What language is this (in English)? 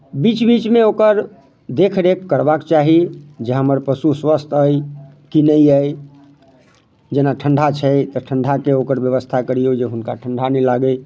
Maithili